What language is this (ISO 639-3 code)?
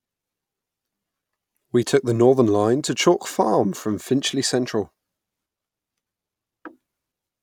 eng